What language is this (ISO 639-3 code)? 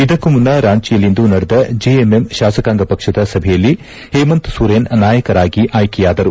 kan